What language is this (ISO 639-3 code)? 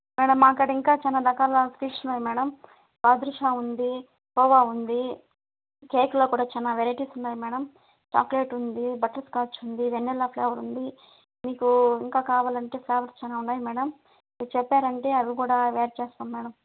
tel